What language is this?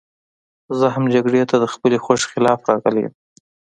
Pashto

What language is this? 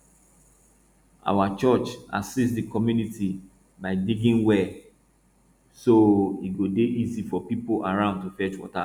Nigerian Pidgin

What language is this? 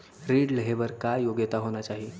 Chhattisgarhi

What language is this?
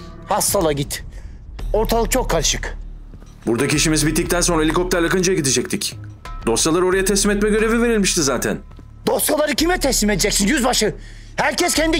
Turkish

